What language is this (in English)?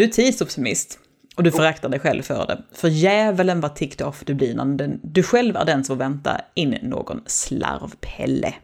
Swedish